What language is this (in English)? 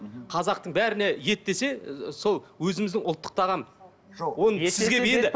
Kazakh